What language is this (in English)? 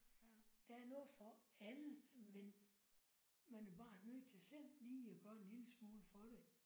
Danish